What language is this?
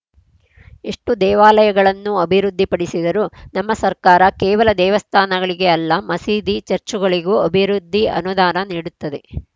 Kannada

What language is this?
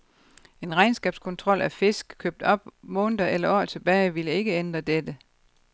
Danish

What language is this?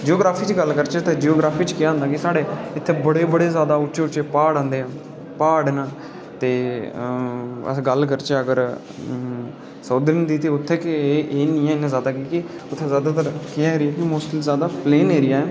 Dogri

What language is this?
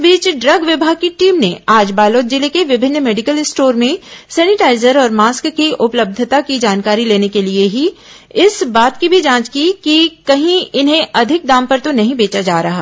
Hindi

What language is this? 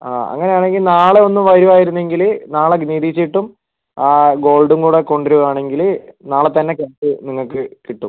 Malayalam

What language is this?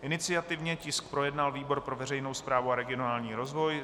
Czech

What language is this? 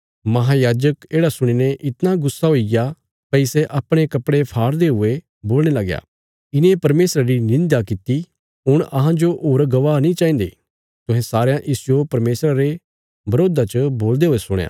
Bilaspuri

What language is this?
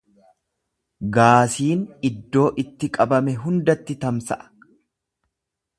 Oromo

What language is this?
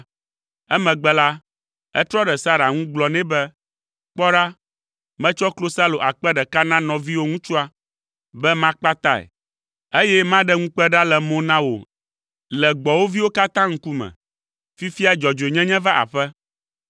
Ewe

